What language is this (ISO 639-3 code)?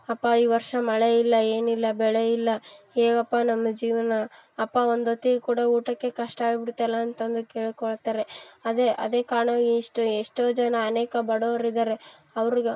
kan